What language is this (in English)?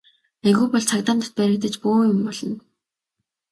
Mongolian